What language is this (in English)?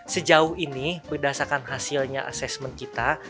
Indonesian